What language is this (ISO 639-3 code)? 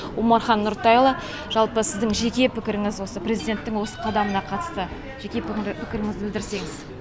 kaz